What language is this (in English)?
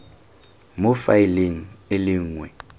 Tswana